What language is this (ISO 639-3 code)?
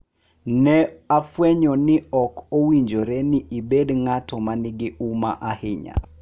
luo